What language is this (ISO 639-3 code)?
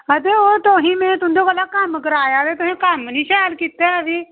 doi